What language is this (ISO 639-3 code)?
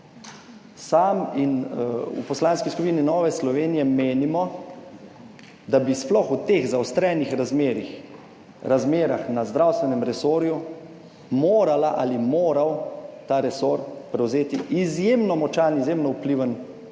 slv